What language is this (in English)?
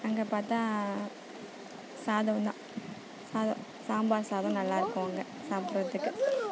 Tamil